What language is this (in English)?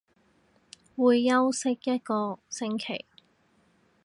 Cantonese